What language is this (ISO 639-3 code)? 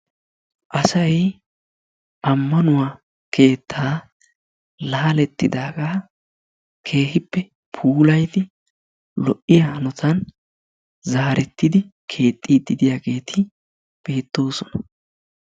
wal